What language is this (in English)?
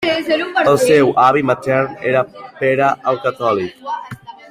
Catalan